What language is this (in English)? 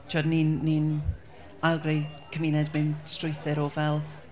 Welsh